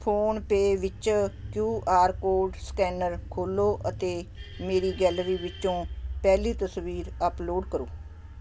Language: Punjabi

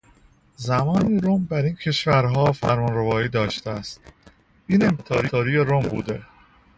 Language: Persian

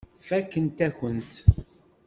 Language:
Kabyle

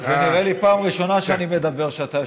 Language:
Hebrew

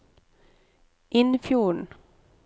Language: Norwegian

